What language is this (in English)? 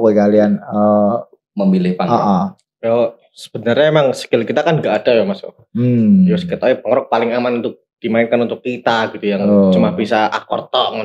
Indonesian